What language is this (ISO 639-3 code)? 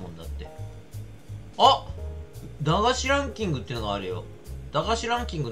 jpn